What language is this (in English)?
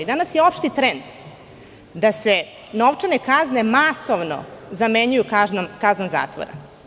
Serbian